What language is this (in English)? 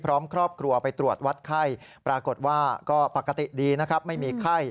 Thai